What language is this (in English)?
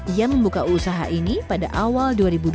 Indonesian